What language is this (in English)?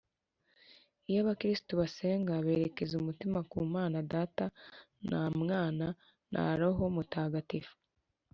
Kinyarwanda